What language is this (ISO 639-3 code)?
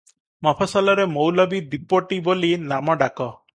ori